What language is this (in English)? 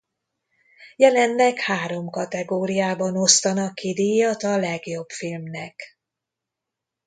Hungarian